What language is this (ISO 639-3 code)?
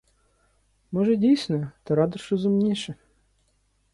ukr